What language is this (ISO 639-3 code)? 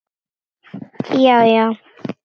isl